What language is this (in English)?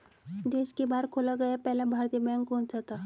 Hindi